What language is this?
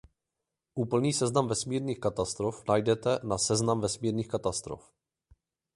Czech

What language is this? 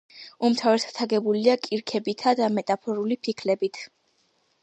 Georgian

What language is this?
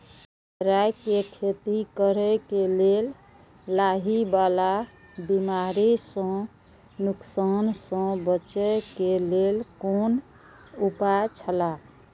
Maithili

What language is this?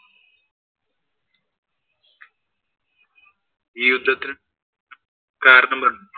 Malayalam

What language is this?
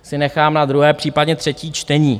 Czech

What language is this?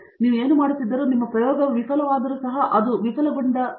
Kannada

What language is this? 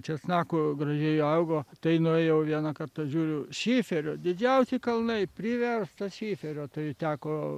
Lithuanian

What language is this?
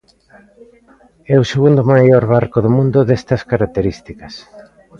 Galician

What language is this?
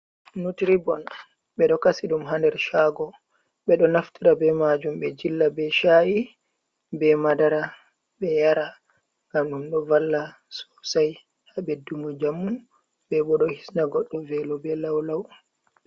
Fula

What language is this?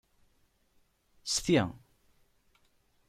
Kabyle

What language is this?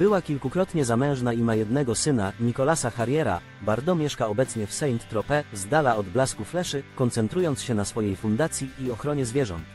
Polish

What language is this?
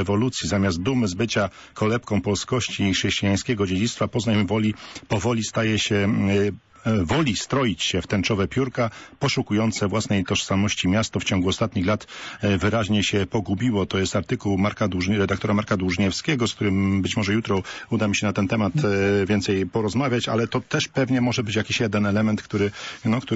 Polish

